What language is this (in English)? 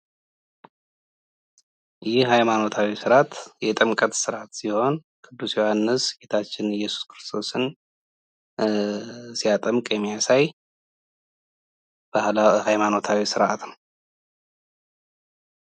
Amharic